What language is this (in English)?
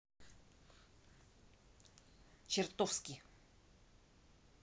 Russian